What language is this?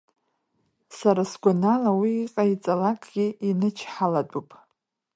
Abkhazian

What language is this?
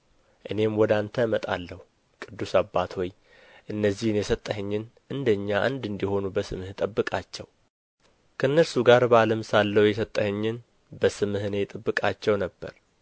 Amharic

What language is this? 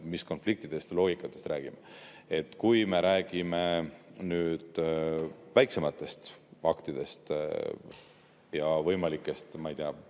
Estonian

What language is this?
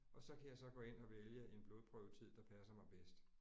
Danish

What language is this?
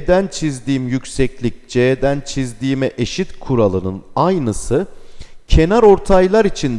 Turkish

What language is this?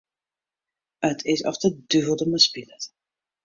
Western Frisian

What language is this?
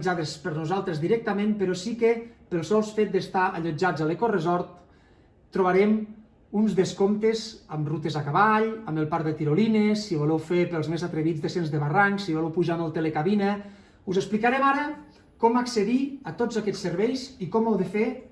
Catalan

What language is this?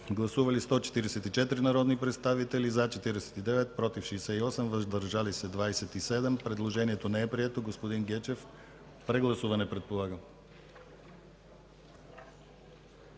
Bulgarian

